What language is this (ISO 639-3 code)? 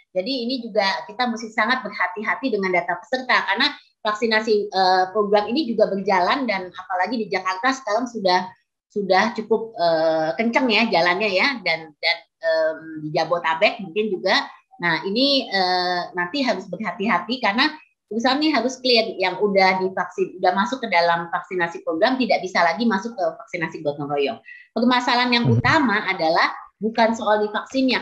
ind